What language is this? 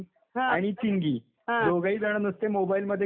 Marathi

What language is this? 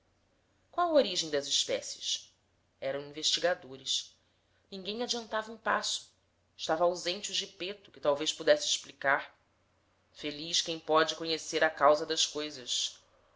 Portuguese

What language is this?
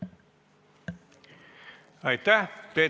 Estonian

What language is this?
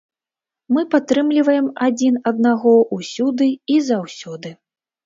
Belarusian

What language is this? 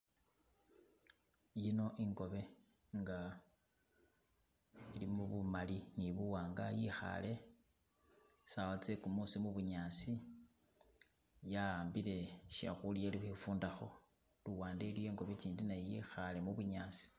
Masaaba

